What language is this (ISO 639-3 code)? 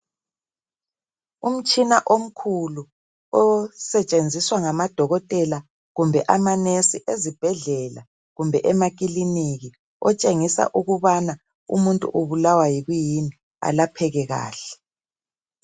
nde